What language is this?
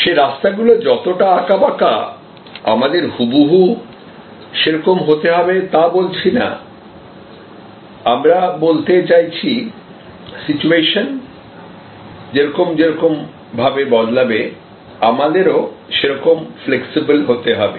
Bangla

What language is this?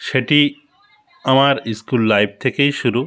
Bangla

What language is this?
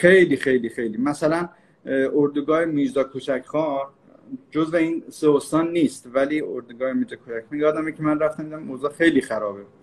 Persian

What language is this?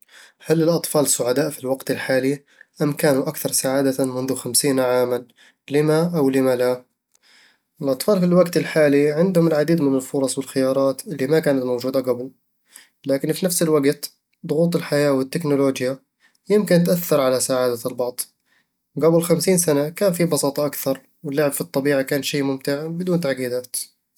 Eastern Egyptian Bedawi Arabic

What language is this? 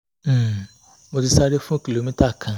Yoruba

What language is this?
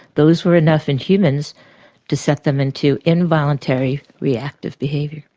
English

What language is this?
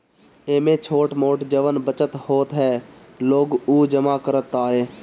Bhojpuri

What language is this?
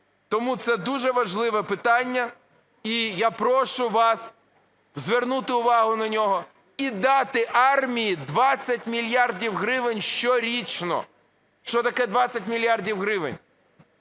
Ukrainian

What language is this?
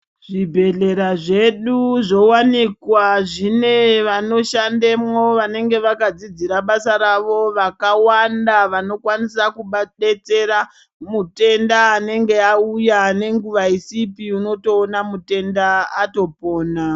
Ndau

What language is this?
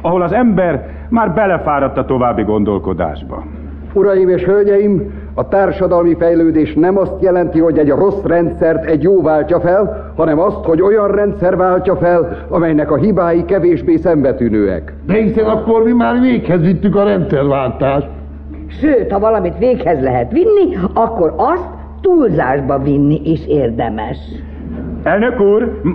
Hungarian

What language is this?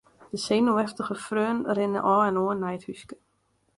Western Frisian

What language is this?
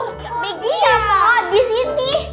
Indonesian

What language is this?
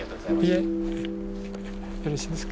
Japanese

